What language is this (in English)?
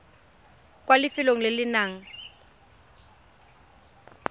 Tswana